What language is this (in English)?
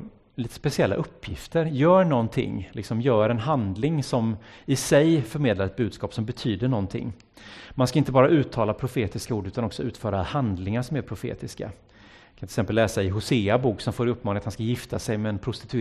Swedish